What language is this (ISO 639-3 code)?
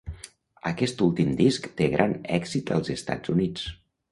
cat